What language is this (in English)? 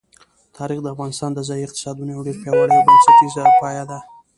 Pashto